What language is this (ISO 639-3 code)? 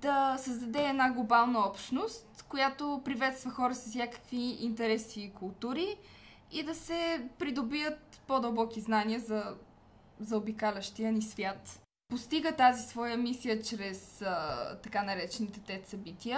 bul